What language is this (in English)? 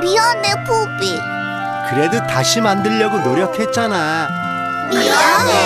Korean